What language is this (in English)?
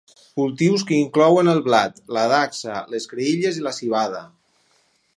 Catalan